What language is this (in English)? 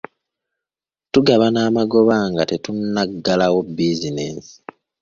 Ganda